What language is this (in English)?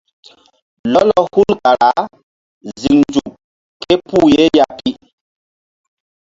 Mbum